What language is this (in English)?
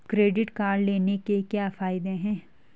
Hindi